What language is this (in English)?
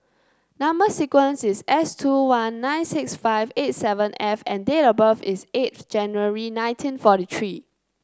English